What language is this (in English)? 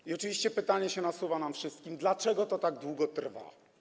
Polish